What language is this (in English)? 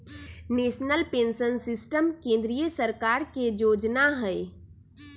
Magahi